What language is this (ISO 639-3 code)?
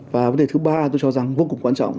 vie